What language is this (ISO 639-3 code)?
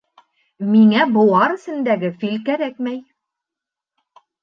bak